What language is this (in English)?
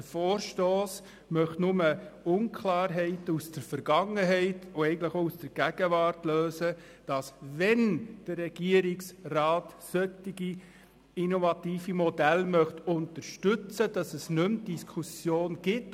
Swiss German